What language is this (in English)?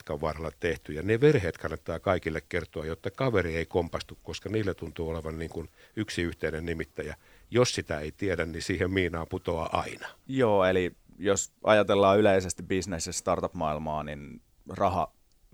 Finnish